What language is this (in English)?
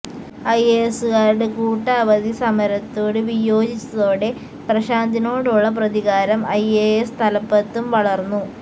Malayalam